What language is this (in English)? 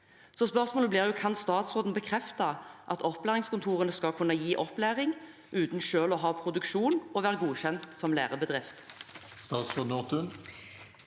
Norwegian